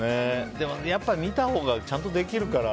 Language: Japanese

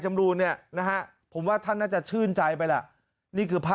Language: Thai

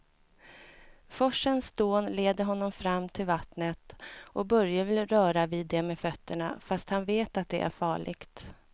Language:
Swedish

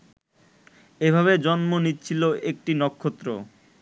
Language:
Bangla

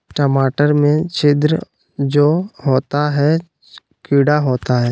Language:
Magahi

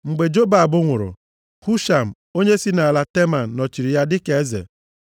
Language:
Igbo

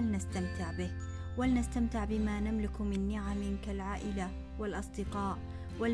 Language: Arabic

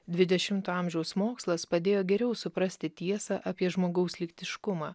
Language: Lithuanian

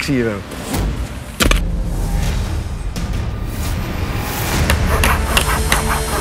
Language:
Dutch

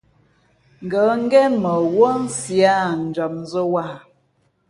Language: Fe'fe'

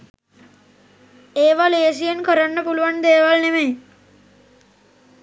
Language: Sinhala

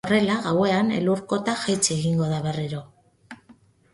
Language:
Basque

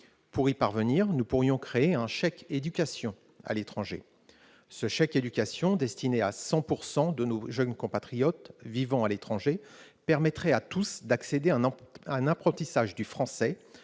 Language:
French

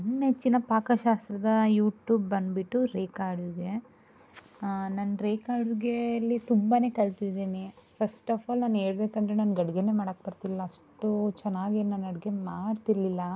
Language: Kannada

